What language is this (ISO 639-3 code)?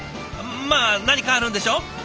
jpn